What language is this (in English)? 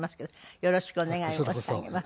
Japanese